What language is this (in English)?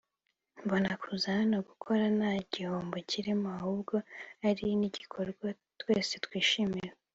Kinyarwanda